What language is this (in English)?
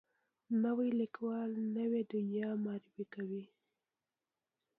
Pashto